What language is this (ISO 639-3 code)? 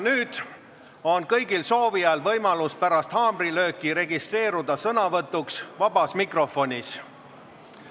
est